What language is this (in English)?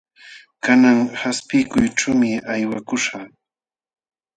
Jauja Wanca Quechua